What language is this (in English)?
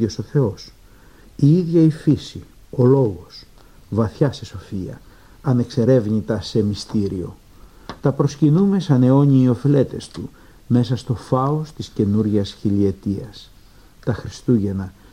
Greek